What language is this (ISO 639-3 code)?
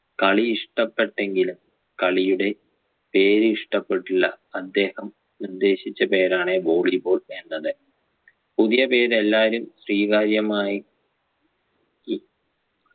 mal